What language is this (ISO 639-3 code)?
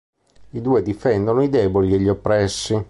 ita